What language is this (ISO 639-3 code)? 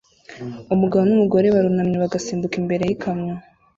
kin